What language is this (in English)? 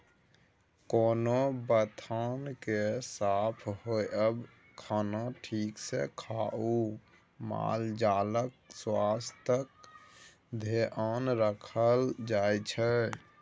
Maithili